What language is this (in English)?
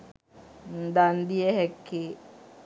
Sinhala